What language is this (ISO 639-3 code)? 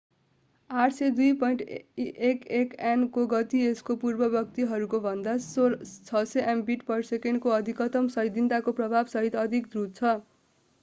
nep